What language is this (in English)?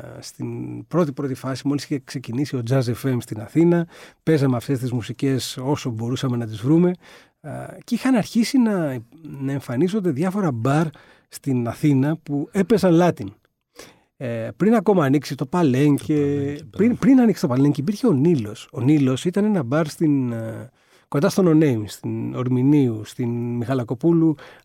Greek